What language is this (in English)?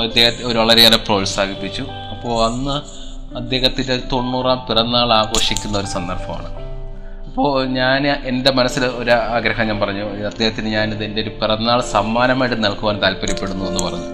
Malayalam